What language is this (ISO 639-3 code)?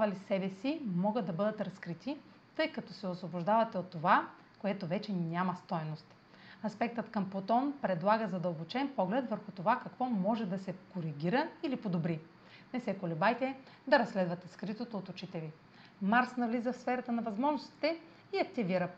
bul